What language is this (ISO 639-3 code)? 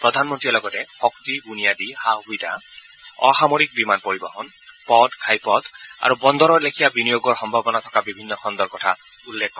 asm